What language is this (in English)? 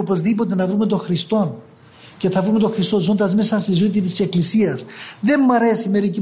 Greek